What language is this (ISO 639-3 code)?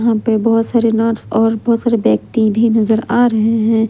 hin